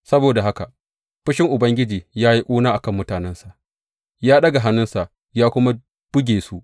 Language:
Hausa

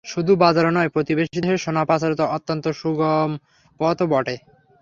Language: Bangla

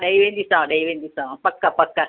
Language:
Sindhi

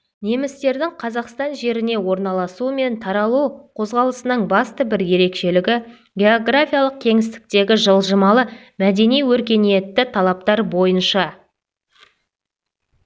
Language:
Kazakh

